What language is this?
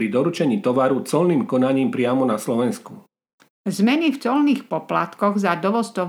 Slovak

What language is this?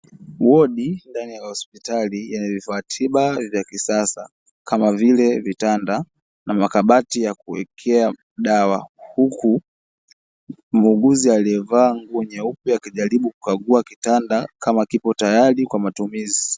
Swahili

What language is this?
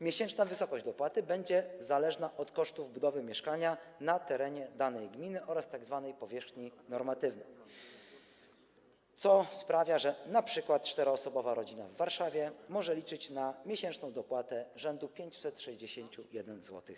Polish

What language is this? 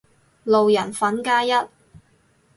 Cantonese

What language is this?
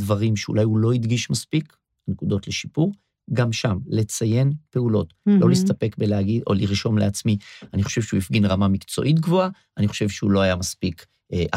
Hebrew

